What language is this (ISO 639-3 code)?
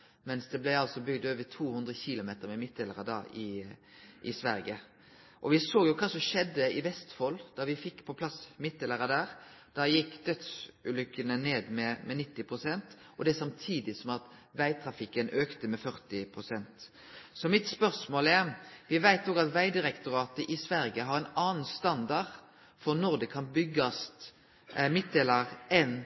nno